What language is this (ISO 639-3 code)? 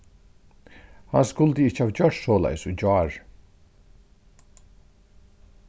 fao